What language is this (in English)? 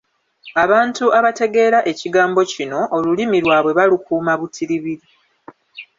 Ganda